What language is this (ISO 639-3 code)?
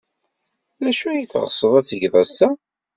kab